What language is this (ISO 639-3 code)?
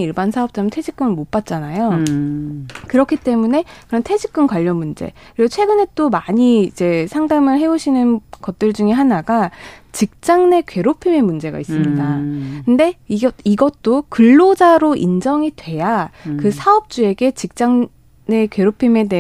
kor